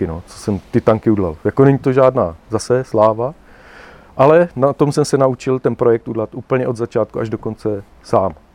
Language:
Czech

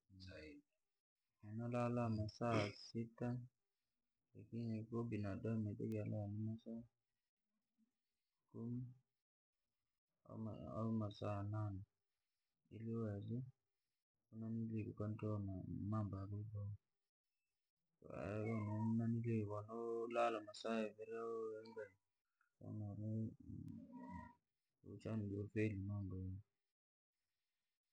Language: Langi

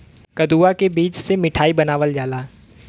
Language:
Bhojpuri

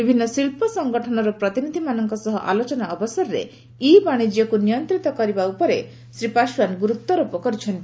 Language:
Odia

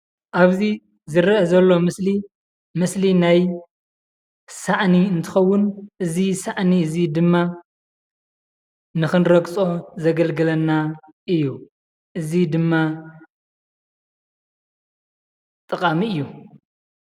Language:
Tigrinya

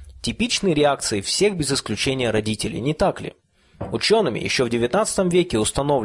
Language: Russian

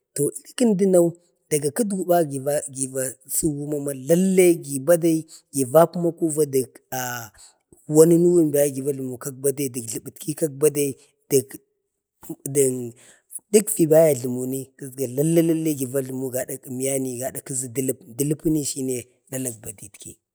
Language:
Bade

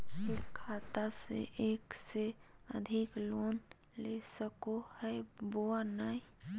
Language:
Magahi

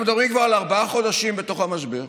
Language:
Hebrew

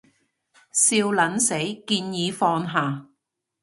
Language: Cantonese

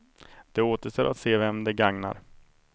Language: Swedish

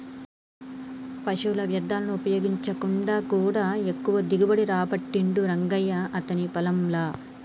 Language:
Telugu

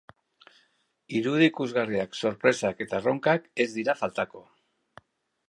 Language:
Basque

